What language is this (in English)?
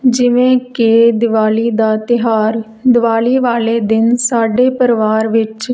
Punjabi